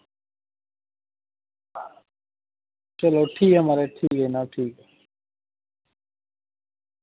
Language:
Dogri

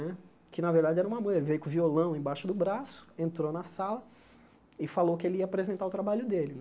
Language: Portuguese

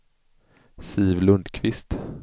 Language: Swedish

